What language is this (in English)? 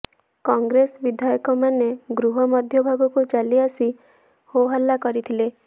Odia